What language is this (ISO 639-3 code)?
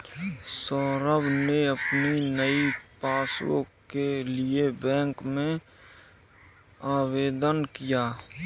hin